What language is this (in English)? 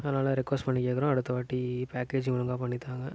Tamil